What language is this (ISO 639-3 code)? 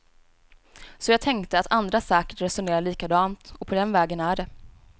swe